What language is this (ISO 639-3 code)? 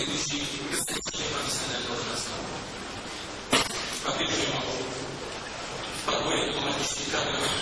rus